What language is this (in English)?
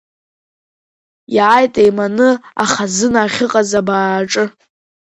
Abkhazian